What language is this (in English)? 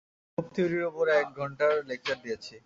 Bangla